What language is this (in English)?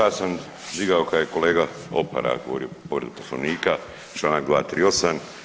Croatian